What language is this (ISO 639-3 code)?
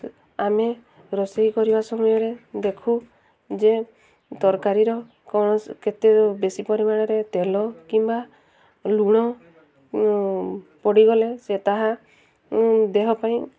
ori